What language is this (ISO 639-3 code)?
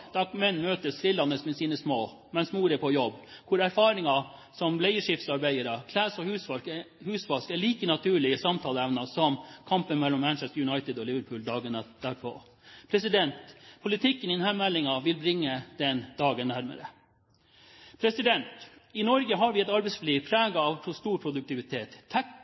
nob